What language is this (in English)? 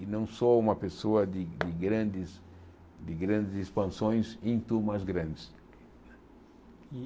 Portuguese